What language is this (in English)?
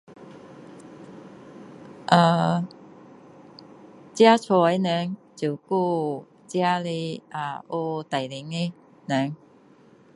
Min Dong Chinese